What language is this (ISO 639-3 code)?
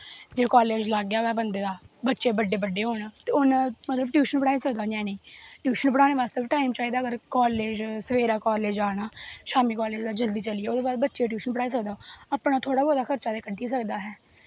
doi